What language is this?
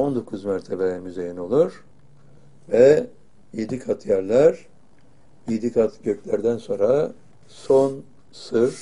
Turkish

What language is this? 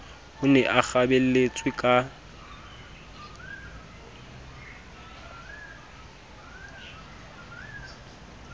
Southern Sotho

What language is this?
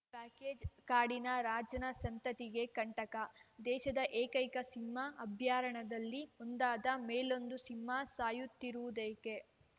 Kannada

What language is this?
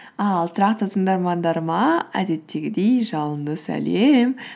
Kazakh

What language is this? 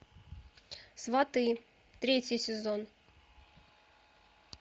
Russian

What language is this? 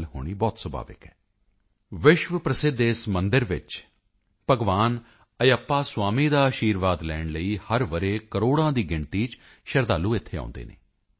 Punjabi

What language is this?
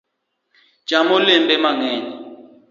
Luo (Kenya and Tanzania)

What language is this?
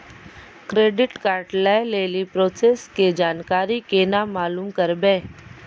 Maithili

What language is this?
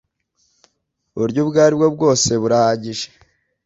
Kinyarwanda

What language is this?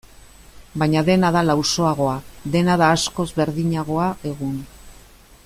Basque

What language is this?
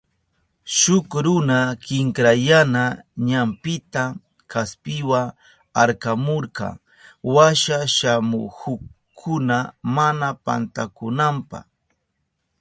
Southern Pastaza Quechua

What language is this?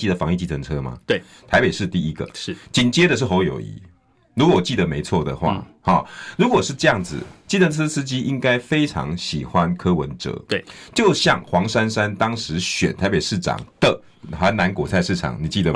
Chinese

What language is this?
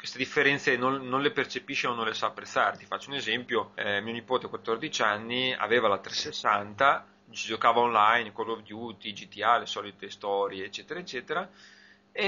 Italian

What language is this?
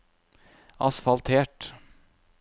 Norwegian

